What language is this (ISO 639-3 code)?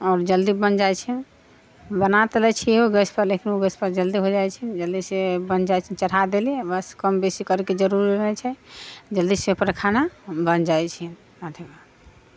mai